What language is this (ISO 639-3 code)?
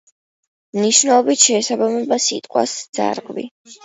kat